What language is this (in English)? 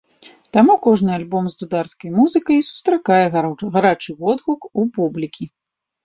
Belarusian